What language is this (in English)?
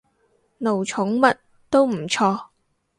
Cantonese